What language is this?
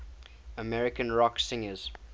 English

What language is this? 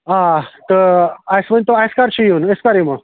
Kashmiri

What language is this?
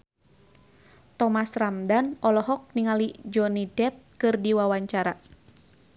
Sundanese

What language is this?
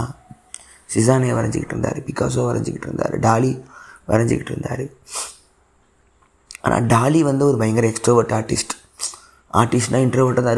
Tamil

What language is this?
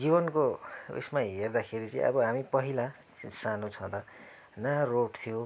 Nepali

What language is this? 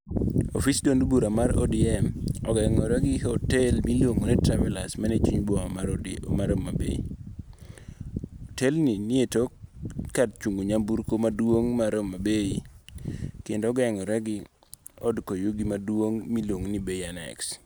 Luo (Kenya and Tanzania)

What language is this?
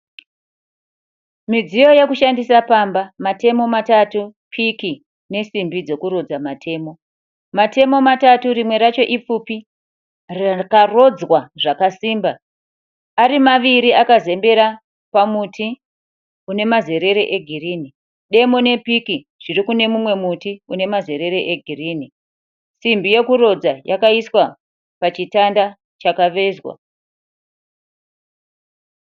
Shona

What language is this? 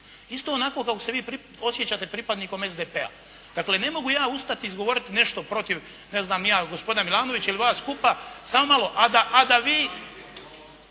Croatian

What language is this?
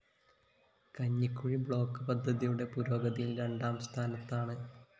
Malayalam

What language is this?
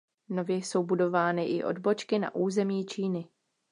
Czech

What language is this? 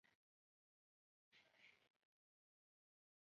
Chinese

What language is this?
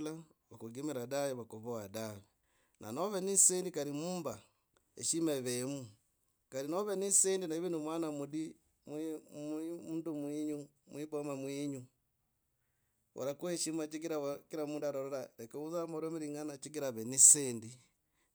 Logooli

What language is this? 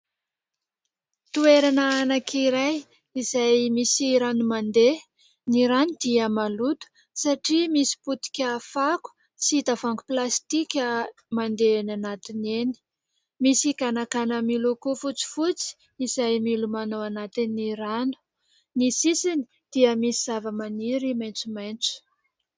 Malagasy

